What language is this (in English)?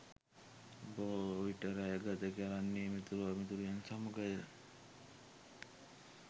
Sinhala